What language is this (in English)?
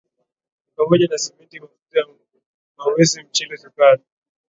Swahili